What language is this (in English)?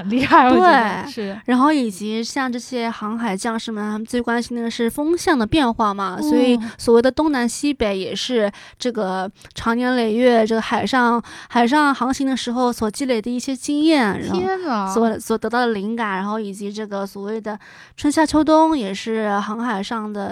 Chinese